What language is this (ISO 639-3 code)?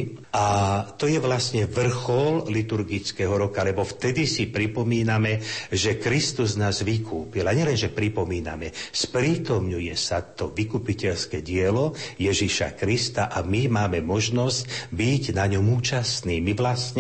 slk